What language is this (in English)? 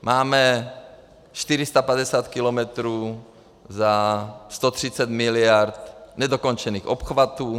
Czech